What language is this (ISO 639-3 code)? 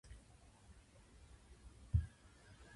jpn